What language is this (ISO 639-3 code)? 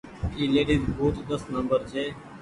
gig